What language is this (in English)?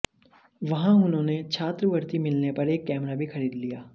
Hindi